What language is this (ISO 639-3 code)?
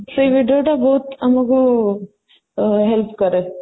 ori